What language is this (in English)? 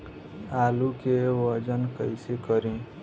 Bhojpuri